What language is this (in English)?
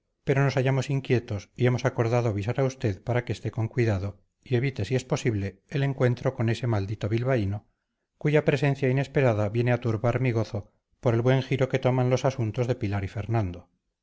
Spanish